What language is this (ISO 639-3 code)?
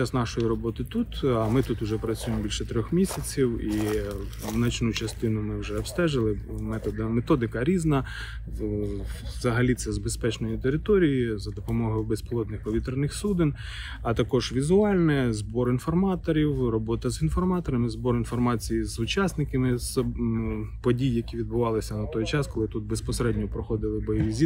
ukr